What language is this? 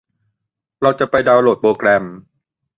Thai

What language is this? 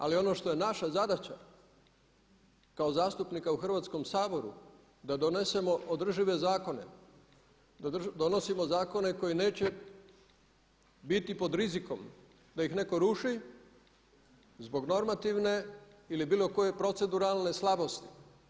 Croatian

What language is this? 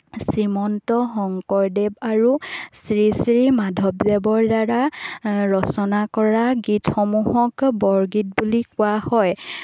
Assamese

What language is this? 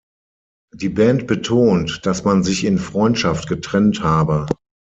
German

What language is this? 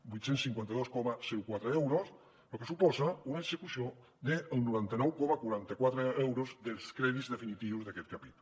Catalan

